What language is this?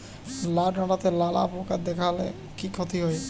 Bangla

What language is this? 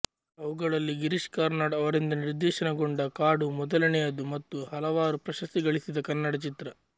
Kannada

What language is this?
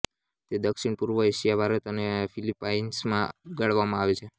Gujarati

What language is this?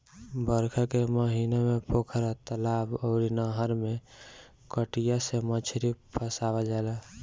Bhojpuri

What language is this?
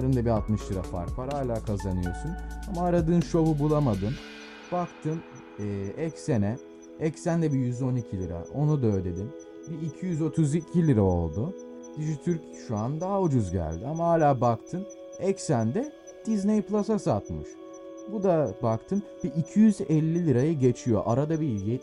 Turkish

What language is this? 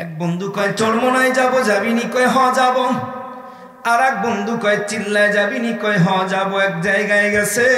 Bangla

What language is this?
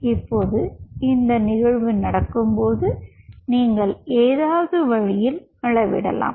Tamil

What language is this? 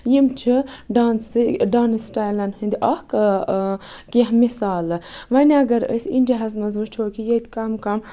Kashmiri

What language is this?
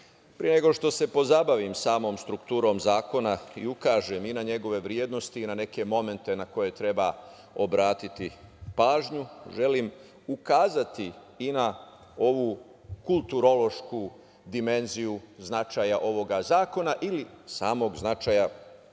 Serbian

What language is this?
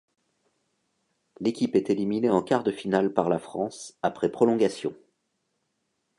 French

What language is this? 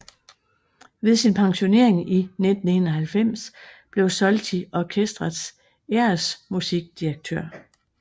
Danish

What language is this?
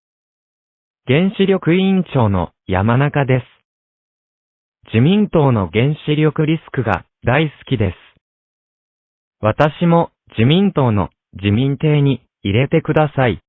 Japanese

